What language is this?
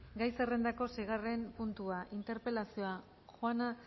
Basque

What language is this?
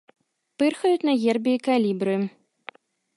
Belarusian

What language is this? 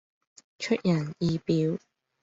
Cantonese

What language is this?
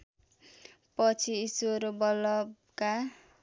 Nepali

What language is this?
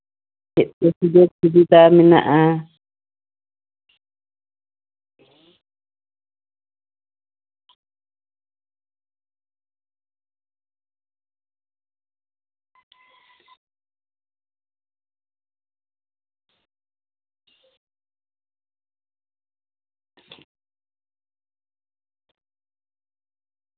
Santali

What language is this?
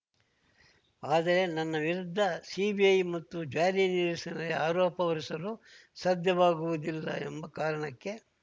Kannada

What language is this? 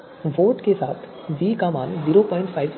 Hindi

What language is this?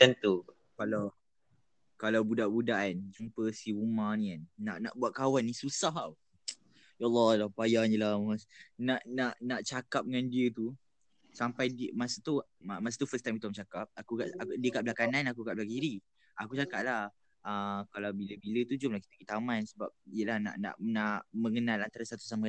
Malay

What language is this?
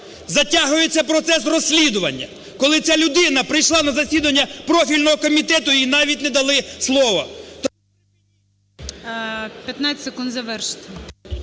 Ukrainian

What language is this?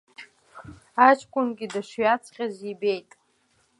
Abkhazian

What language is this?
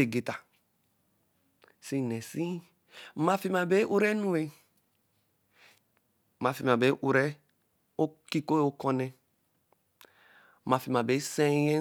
Eleme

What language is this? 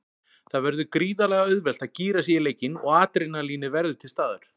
Icelandic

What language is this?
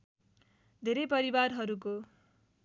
Nepali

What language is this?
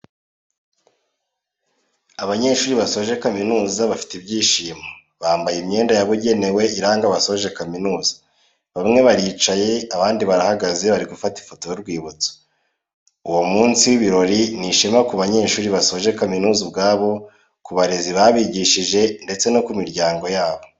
Kinyarwanda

